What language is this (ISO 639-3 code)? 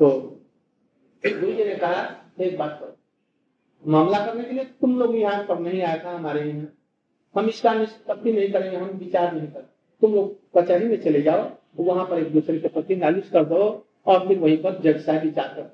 hin